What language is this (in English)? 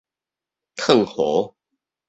Min Nan Chinese